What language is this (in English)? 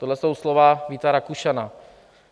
Czech